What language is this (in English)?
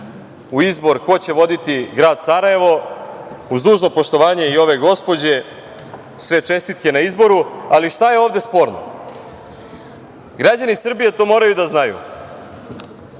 Serbian